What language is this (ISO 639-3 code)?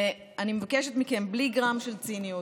heb